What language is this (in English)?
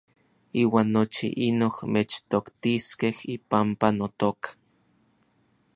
Orizaba Nahuatl